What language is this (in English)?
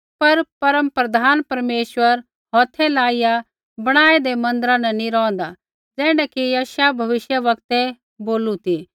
Kullu Pahari